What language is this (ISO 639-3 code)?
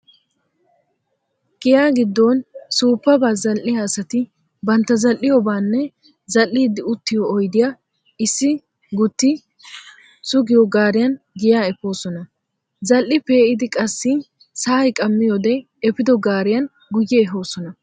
wal